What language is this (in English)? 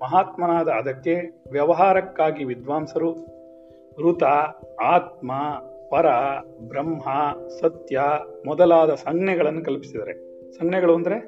Kannada